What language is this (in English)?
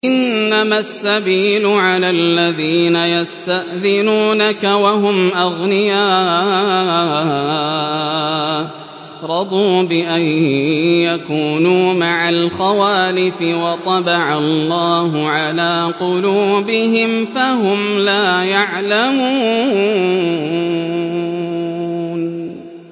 Arabic